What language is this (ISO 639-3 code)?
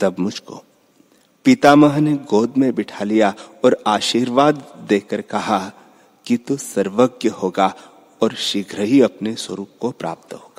hin